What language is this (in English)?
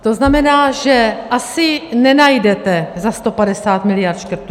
Czech